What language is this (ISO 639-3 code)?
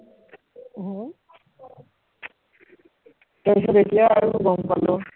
asm